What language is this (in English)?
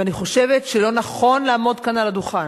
Hebrew